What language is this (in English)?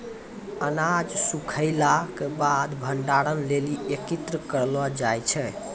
Maithili